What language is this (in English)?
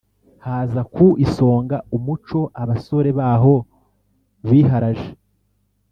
Kinyarwanda